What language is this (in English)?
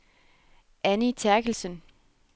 Danish